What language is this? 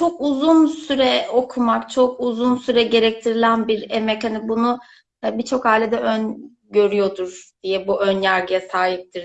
Turkish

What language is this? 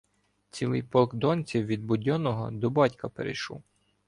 Ukrainian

